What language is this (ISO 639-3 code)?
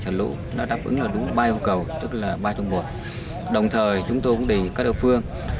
vie